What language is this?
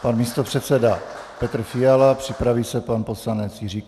Czech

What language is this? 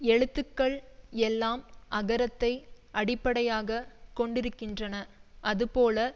Tamil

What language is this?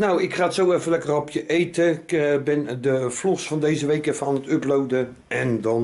Dutch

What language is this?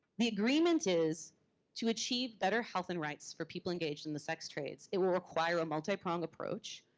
English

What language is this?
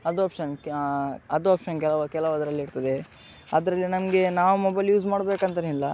Kannada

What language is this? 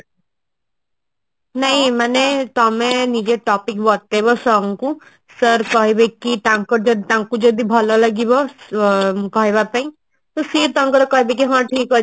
Odia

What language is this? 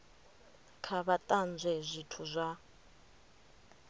Venda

